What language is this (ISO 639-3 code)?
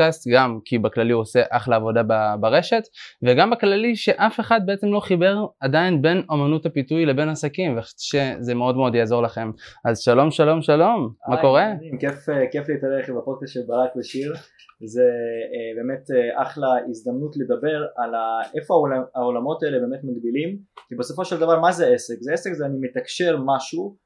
heb